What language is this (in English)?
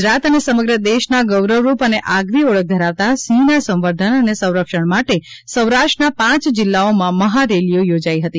Gujarati